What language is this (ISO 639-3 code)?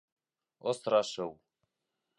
bak